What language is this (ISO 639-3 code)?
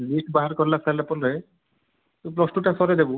ori